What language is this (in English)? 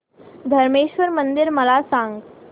Marathi